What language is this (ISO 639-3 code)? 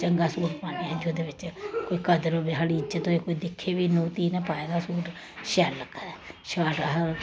doi